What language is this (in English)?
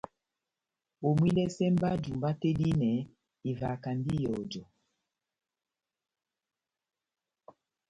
Batanga